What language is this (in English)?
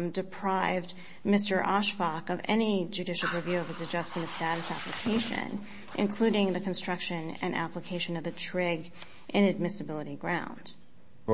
English